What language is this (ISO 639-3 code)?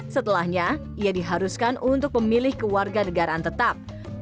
ind